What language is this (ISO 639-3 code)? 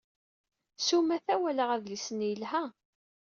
kab